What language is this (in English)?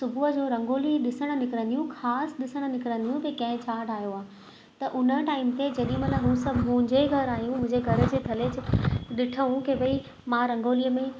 Sindhi